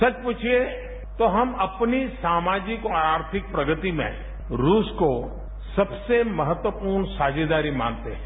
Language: Hindi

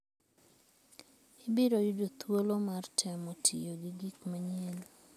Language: Luo (Kenya and Tanzania)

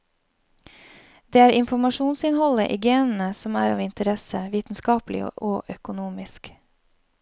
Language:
Norwegian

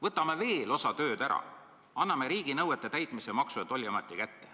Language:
Estonian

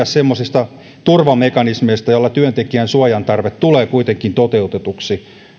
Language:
Finnish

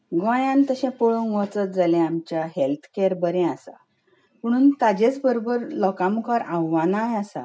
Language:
Konkani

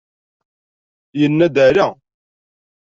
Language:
Kabyle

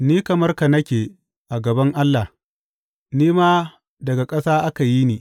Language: Hausa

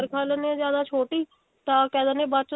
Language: Punjabi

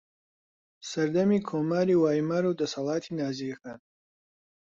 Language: Central Kurdish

